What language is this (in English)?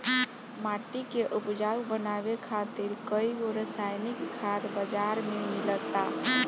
Bhojpuri